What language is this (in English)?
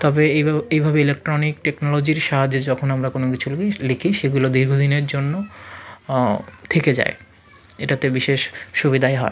Bangla